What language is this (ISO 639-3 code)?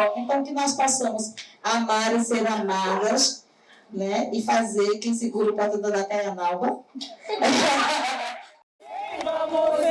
por